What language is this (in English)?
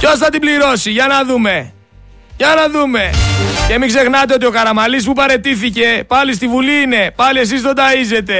Greek